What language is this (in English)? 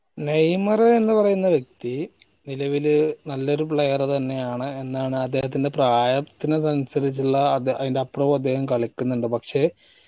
Malayalam